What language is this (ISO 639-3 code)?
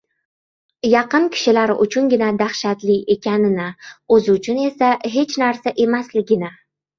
uzb